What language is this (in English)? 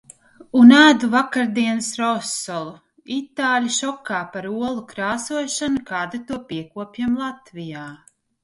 Latvian